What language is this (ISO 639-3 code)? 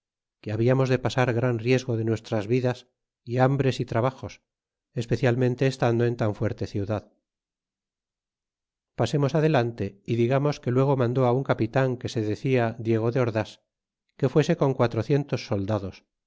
spa